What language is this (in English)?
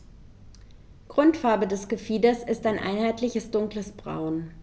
German